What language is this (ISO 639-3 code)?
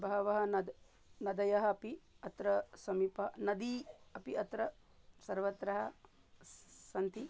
san